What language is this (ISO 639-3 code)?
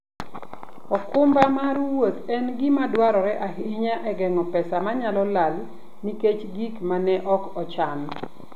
luo